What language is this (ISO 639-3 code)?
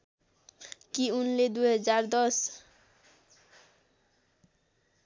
nep